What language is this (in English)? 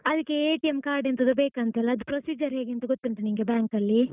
Kannada